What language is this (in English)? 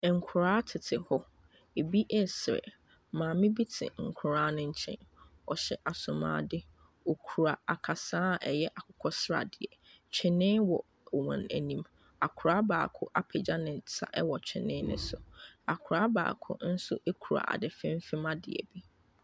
Akan